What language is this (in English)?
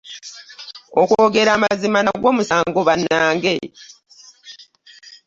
Ganda